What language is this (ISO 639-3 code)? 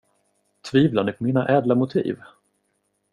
swe